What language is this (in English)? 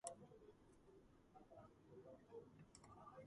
Georgian